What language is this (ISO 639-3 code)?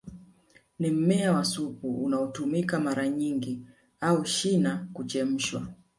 swa